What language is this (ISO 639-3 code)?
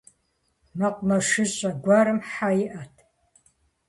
kbd